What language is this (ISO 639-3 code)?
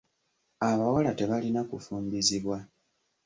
lug